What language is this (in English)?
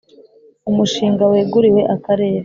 Kinyarwanda